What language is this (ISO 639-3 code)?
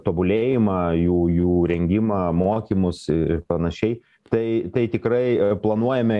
lit